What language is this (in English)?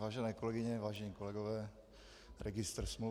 Czech